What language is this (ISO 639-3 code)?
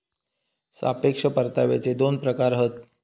mar